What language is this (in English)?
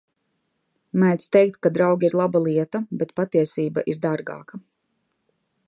Latvian